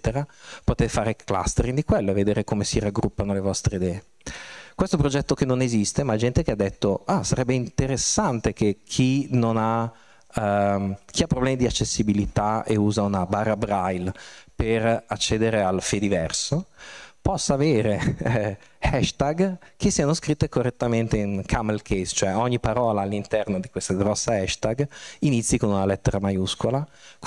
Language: Italian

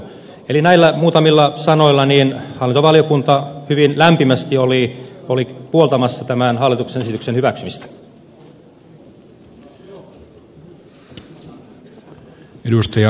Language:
Finnish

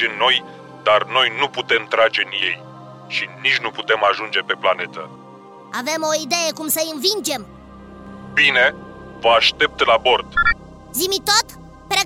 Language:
Romanian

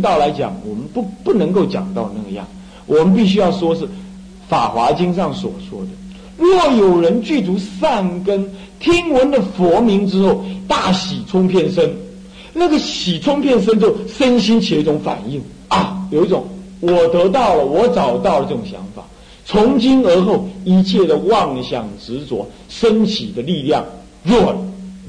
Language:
Chinese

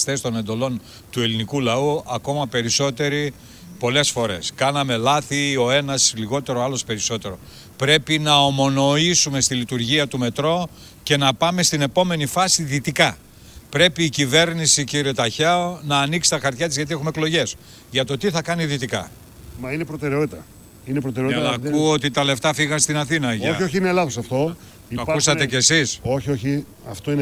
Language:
Greek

